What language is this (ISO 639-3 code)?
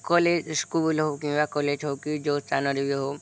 ori